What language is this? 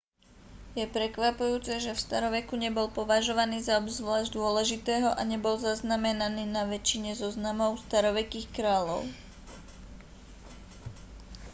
Slovak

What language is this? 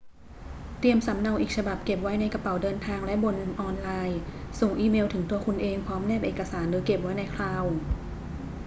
Thai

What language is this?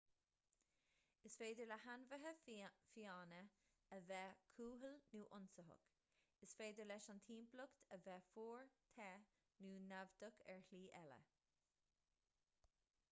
Irish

